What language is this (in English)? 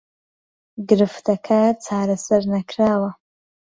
Central Kurdish